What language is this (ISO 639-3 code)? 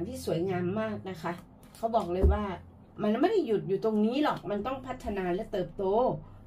tha